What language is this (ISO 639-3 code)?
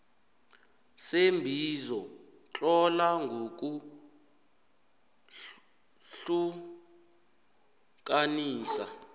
nbl